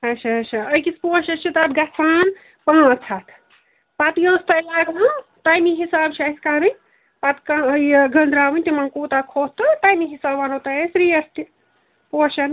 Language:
Kashmiri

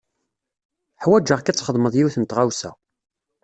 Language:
Kabyle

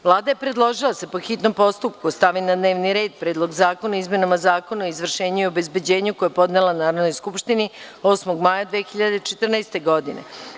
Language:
Serbian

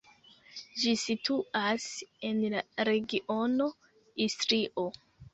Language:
Esperanto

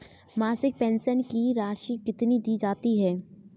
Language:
Hindi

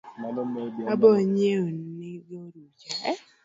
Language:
Luo (Kenya and Tanzania)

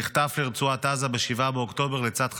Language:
Hebrew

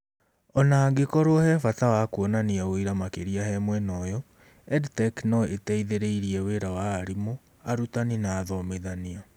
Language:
Kikuyu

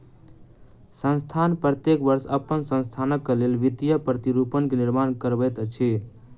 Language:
Maithili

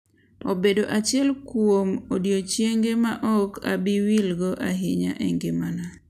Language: Luo (Kenya and Tanzania)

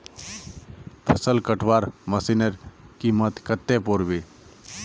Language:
Magahi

